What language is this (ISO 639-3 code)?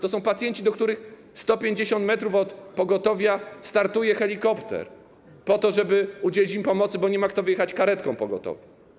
pol